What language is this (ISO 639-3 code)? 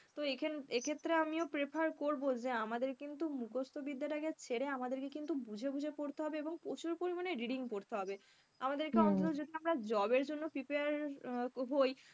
ben